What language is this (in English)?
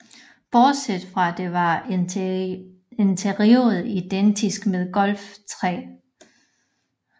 Danish